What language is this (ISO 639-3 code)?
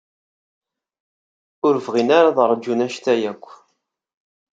kab